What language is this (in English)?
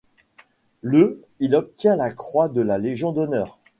French